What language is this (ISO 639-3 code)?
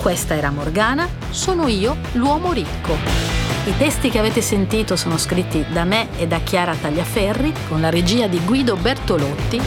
ita